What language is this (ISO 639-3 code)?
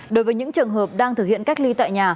vie